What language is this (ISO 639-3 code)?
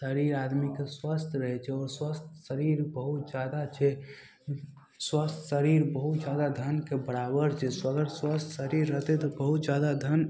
mai